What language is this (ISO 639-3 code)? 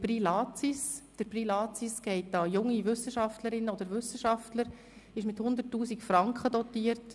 gsw